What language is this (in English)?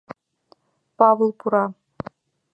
Mari